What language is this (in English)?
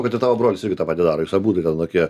Lithuanian